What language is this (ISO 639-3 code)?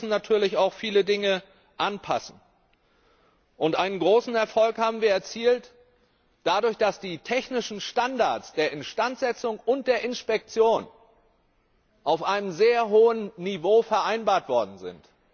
deu